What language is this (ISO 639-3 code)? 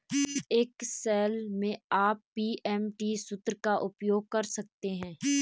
hin